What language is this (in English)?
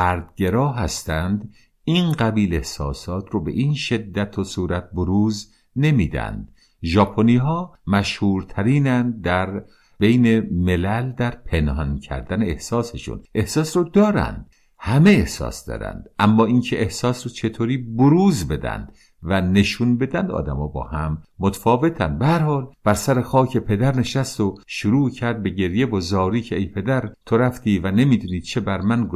Persian